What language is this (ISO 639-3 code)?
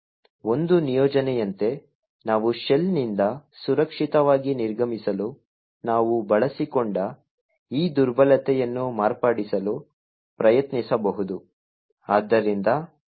kan